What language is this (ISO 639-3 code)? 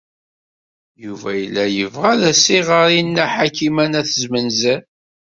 kab